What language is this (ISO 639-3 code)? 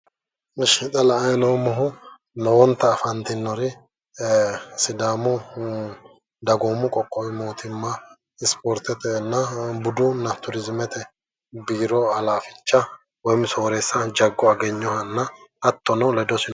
sid